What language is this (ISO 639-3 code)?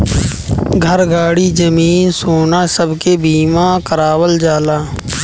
bho